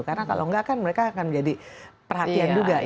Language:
Indonesian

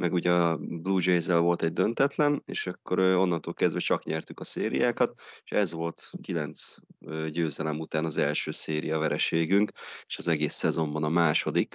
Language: Hungarian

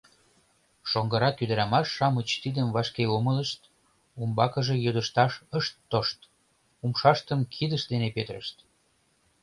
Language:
Mari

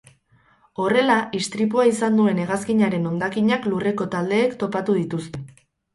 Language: Basque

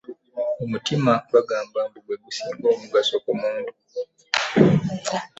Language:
Ganda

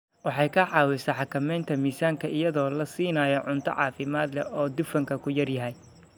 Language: Somali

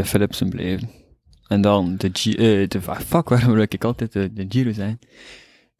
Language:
Dutch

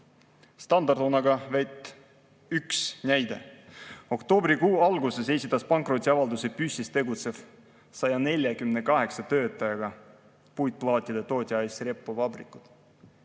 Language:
Estonian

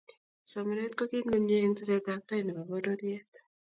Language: Kalenjin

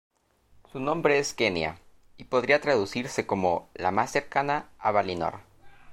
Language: Spanish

